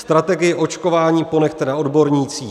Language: Czech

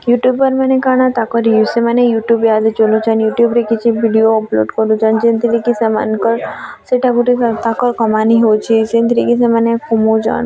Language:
Odia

